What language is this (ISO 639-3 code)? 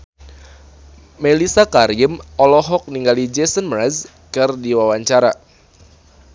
sun